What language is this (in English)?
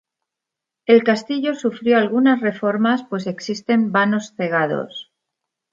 Spanish